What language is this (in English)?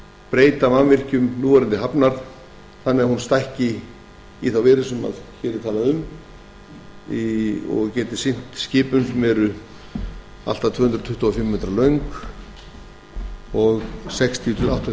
Icelandic